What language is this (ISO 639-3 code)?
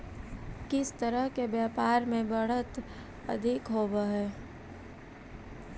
mag